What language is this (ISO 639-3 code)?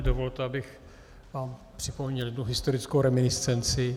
ces